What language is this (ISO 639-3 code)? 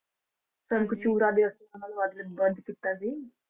pan